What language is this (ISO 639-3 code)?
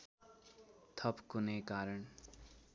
nep